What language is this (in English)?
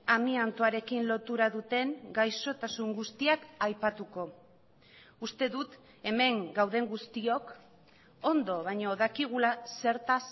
Basque